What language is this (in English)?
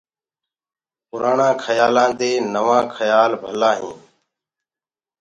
Gurgula